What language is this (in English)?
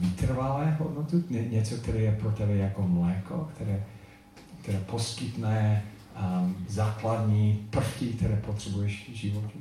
Czech